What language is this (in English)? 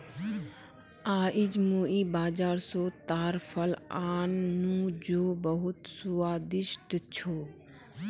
Magahi